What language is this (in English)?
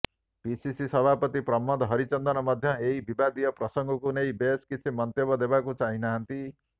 Odia